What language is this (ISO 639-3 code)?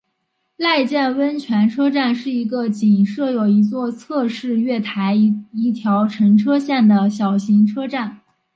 zho